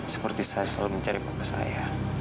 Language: Indonesian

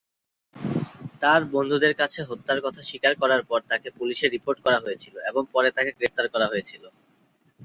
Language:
Bangla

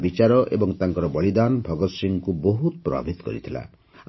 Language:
Odia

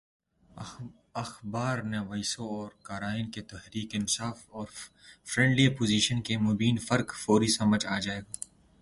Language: Urdu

